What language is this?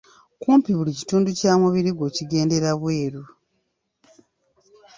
Ganda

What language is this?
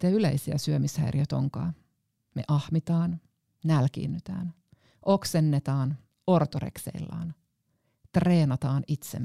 Finnish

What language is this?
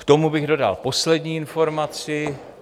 Czech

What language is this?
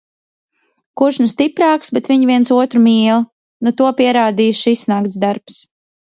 Latvian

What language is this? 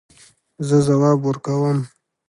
Pashto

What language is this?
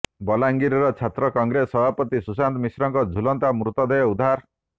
Odia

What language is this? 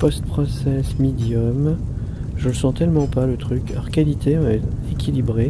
French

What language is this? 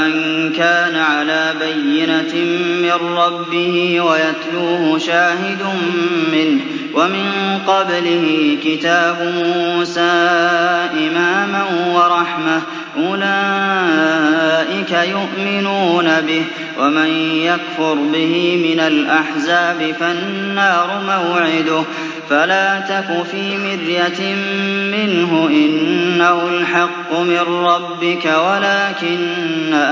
Arabic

